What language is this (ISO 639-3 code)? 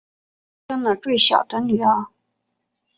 zho